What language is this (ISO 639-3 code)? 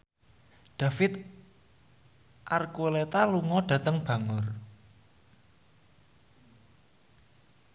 jav